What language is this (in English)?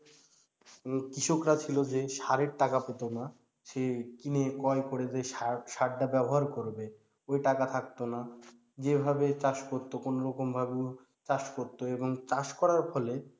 Bangla